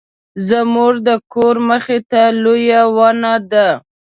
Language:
Pashto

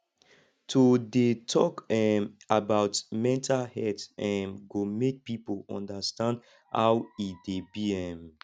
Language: Nigerian Pidgin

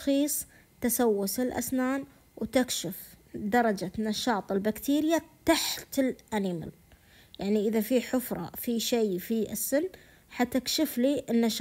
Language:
Arabic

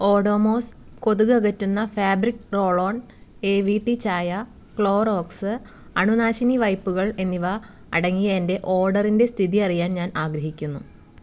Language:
Malayalam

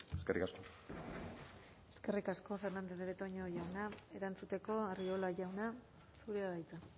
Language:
Basque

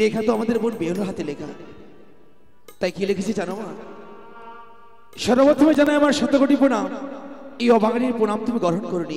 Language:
Bangla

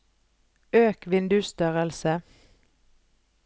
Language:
Norwegian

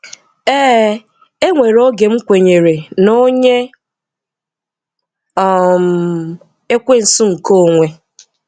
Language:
Igbo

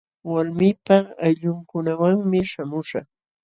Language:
Jauja Wanca Quechua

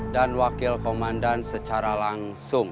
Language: Indonesian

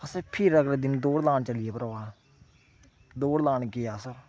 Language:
Dogri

